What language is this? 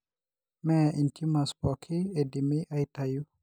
Masai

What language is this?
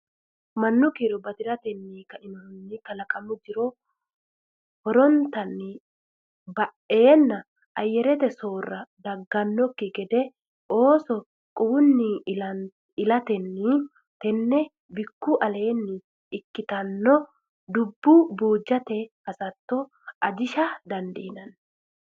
Sidamo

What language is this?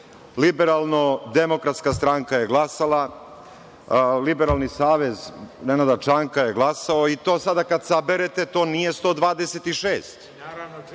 Serbian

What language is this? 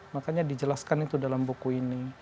Indonesian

